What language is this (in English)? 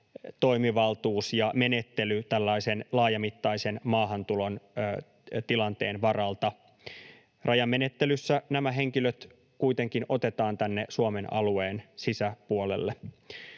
Finnish